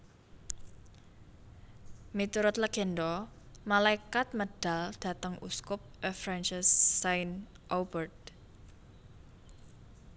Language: Javanese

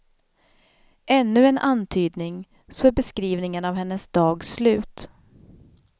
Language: Swedish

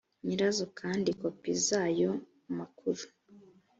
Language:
Kinyarwanda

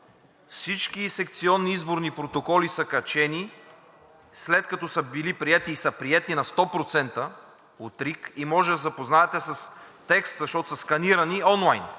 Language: Bulgarian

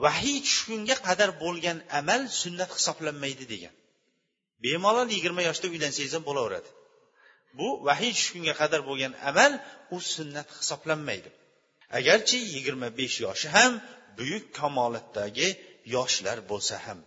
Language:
Bulgarian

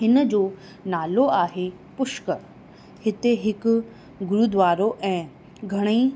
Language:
Sindhi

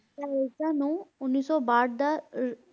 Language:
Punjabi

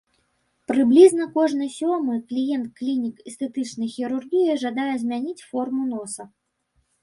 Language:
Belarusian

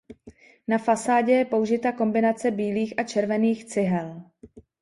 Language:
Czech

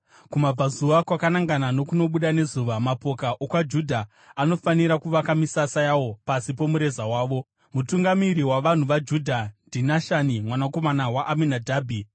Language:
Shona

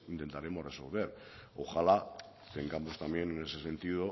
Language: Spanish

